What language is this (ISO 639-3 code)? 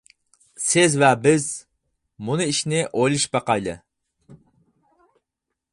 uig